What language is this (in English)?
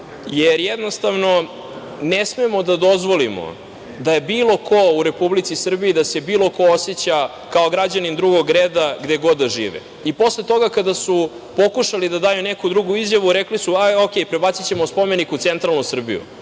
Serbian